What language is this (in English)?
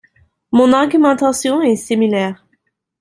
French